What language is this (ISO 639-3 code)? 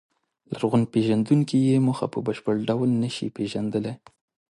pus